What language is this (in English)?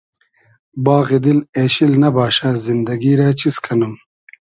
Hazaragi